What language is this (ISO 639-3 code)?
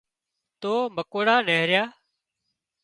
kxp